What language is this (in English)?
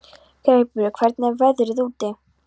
Icelandic